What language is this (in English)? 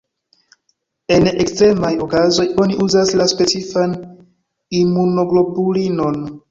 Esperanto